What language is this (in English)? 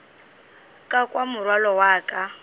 Northern Sotho